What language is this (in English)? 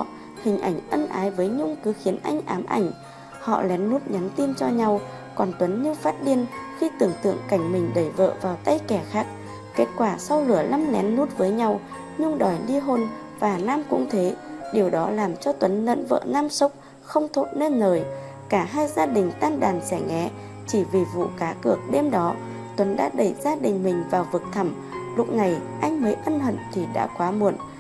Vietnamese